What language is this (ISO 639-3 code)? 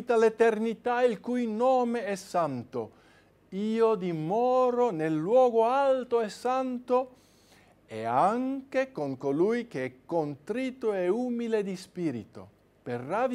ita